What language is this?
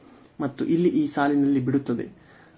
Kannada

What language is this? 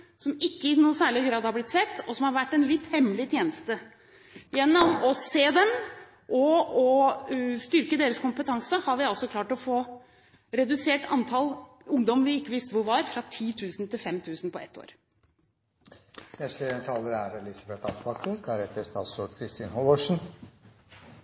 Norwegian Bokmål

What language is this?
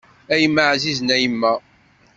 Kabyle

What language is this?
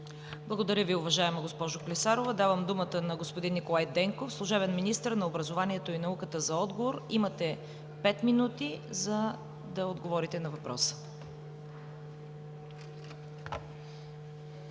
Bulgarian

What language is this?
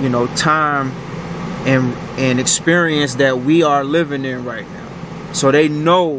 English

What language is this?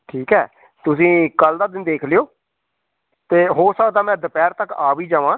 Punjabi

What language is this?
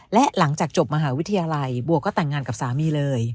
Thai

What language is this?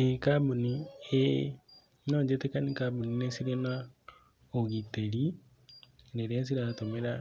Kikuyu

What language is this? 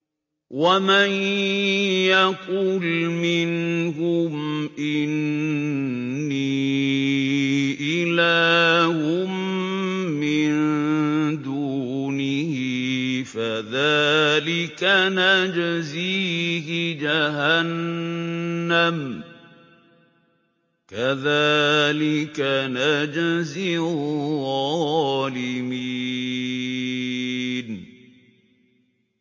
Arabic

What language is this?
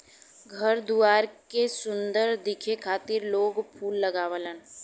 Bhojpuri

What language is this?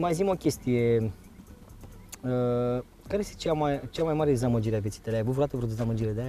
Romanian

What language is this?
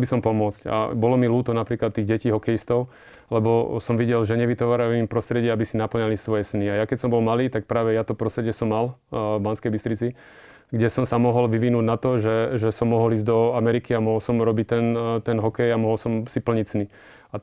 Slovak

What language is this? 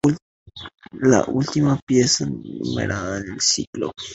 Spanish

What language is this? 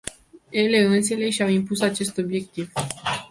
Romanian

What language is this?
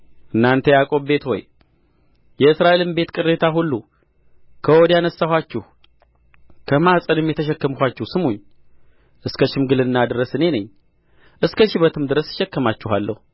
Amharic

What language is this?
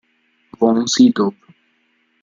Italian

